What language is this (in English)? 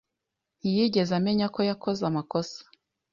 Kinyarwanda